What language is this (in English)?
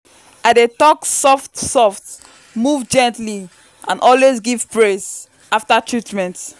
Nigerian Pidgin